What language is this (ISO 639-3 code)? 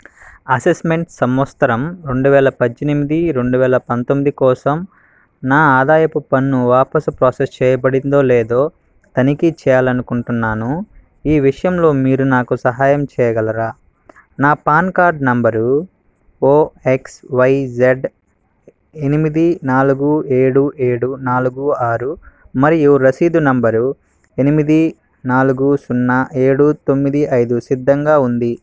tel